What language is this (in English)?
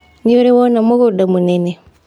Kikuyu